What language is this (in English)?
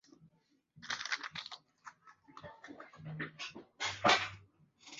Swahili